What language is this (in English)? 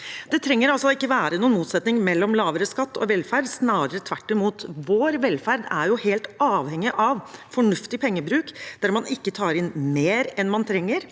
Norwegian